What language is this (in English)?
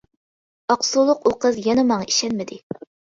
Uyghur